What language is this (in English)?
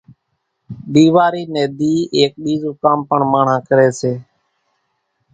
Kachi Koli